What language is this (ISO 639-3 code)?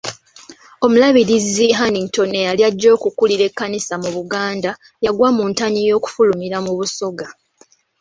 lug